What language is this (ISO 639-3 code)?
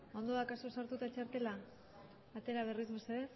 eus